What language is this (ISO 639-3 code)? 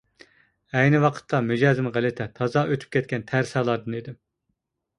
uig